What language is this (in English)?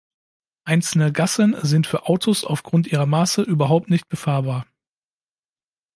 German